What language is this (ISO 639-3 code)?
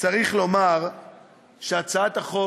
heb